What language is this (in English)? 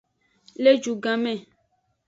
Aja (Benin)